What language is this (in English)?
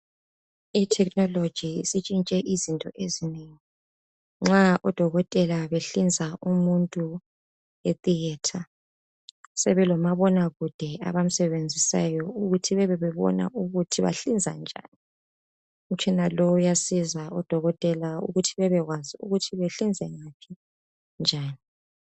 North Ndebele